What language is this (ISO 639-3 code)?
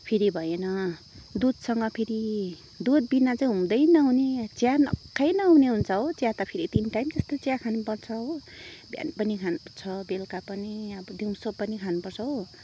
nep